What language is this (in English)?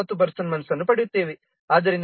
Kannada